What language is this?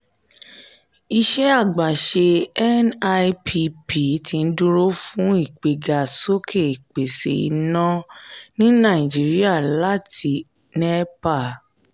Yoruba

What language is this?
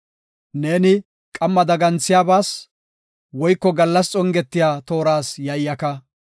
Gofa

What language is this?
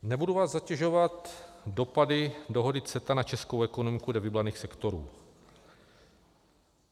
Czech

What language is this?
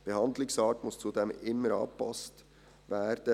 Swiss German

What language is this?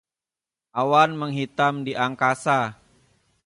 Indonesian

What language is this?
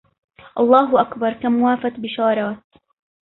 Arabic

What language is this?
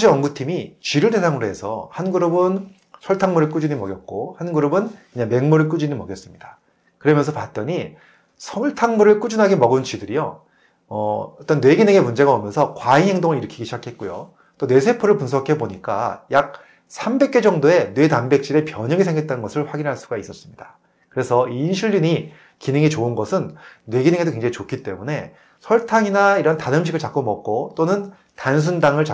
Korean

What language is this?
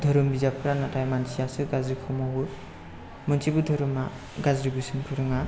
Bodo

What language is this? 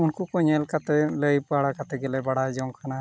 Santali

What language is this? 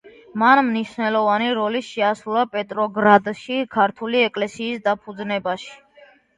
Georgian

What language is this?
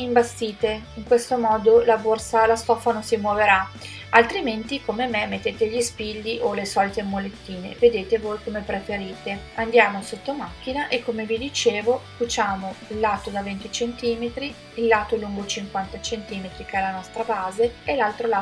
Italian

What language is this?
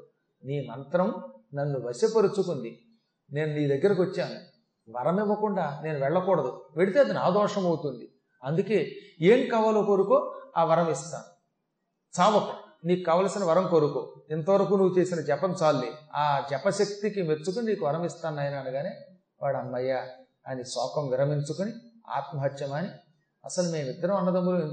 Telugu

